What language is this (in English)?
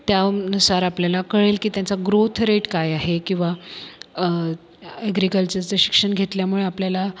Marathi